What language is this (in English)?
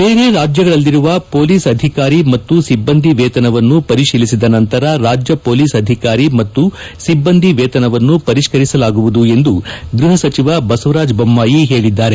Kannada